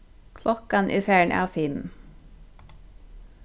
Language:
Faroese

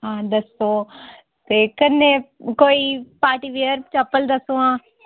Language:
Dogri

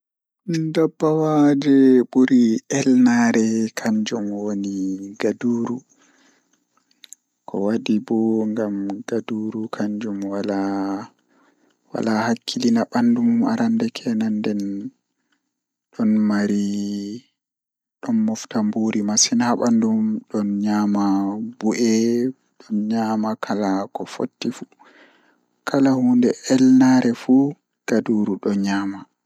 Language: Fula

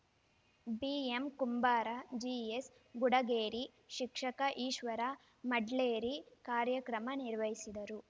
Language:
Kannada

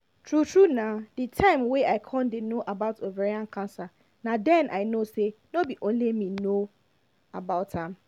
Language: Nigerian Pidgin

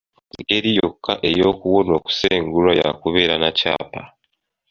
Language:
Ganda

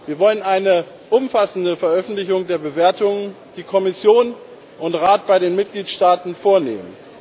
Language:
German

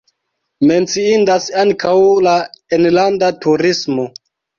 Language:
Esperanto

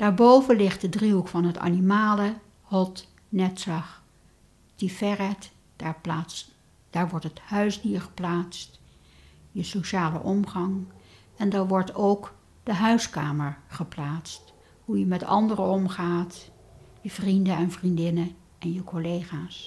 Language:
Dutch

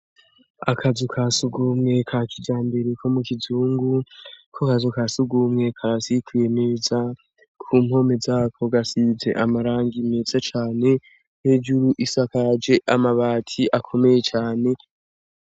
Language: Rundi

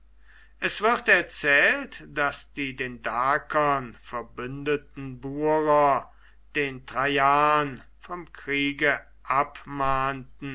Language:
German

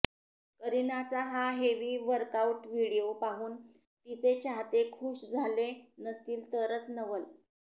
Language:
Marathi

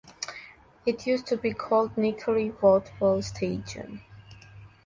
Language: English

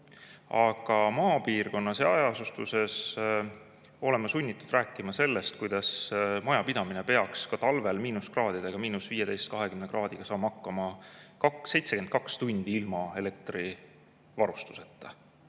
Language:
Estonian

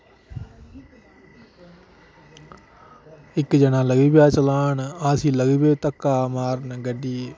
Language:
Dogri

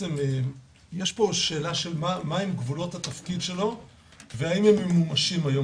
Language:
Hebrew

